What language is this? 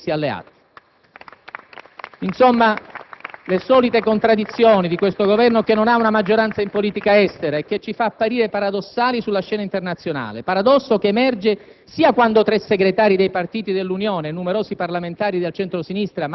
Italian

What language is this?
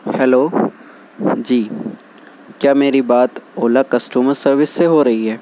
Urdu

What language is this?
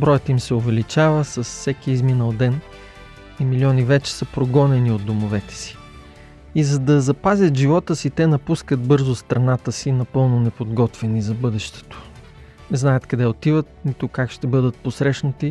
Bulgarian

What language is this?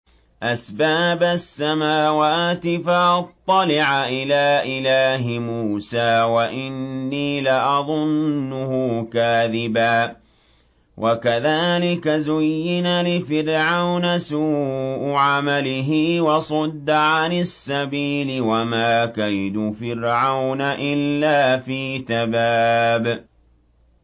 Arabic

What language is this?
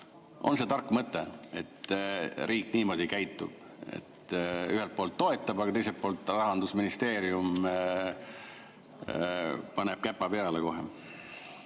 Estonian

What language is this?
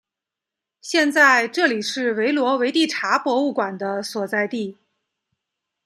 Chinese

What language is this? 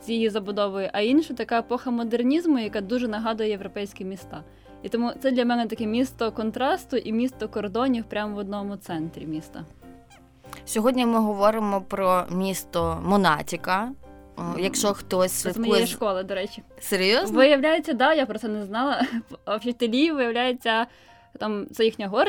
Ukrainian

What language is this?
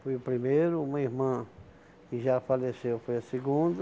Portuguese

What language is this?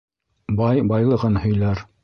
Bashkir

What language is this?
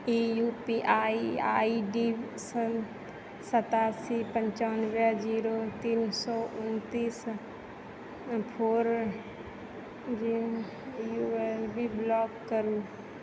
Maithili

